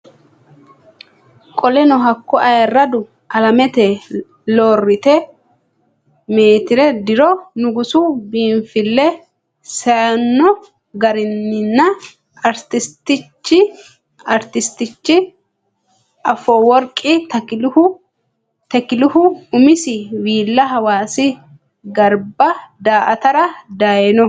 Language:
Sidamo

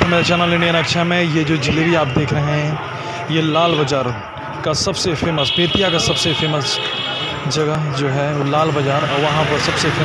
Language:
Hindi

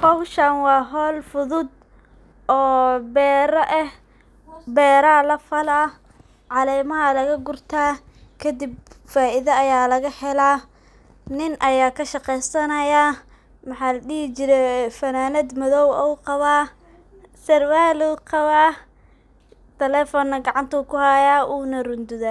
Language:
Somali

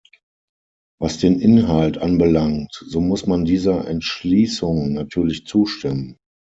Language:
German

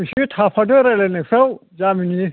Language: Bodo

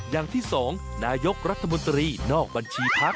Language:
Thai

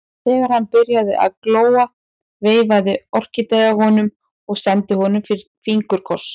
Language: Icelandic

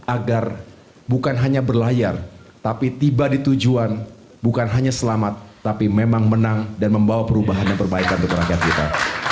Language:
Indonesian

